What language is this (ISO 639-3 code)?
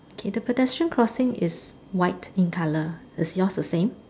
eng